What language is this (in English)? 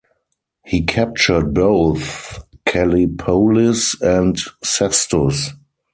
English